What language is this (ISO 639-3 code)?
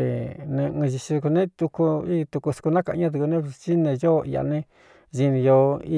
xtu